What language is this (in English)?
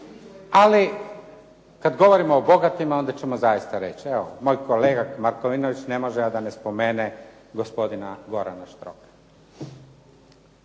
Croatian